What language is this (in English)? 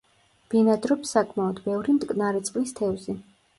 Georgian